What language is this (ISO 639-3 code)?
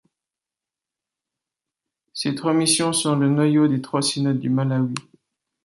fra